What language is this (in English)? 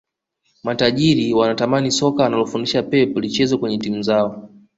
Swahili